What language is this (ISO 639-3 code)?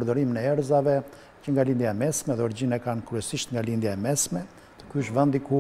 ron